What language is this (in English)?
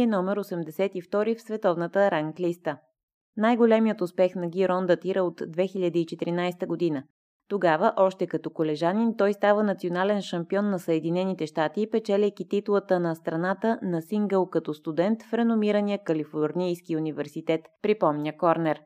Bulgarian